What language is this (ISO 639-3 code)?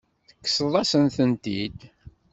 kab